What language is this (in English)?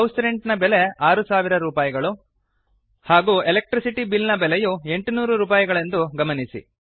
Kannada